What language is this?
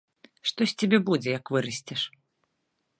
Belarusian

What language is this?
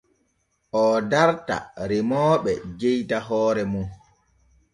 Borgu Fulfulde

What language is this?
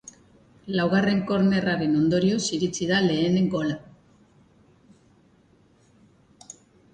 Basque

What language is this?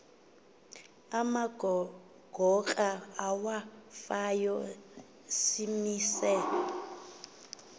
Xhosa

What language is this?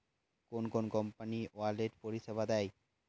Bangla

